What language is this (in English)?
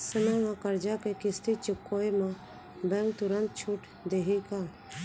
Chhattisgarhi